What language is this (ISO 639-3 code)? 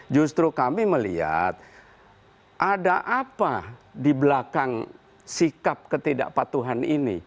ind